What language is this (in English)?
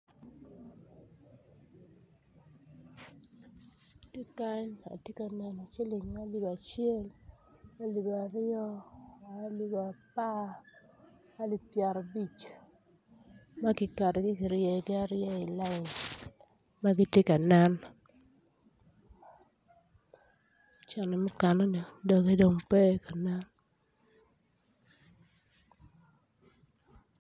Acoli